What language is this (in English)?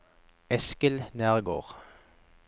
Norwegian